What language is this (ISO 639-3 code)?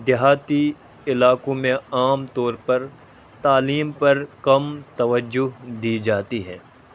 urd